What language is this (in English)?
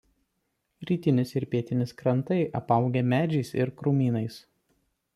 Lithuanian